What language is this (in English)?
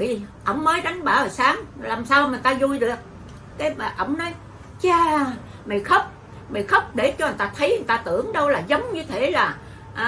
Vietnamese